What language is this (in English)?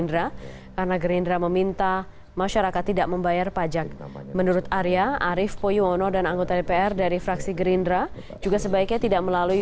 Indonesian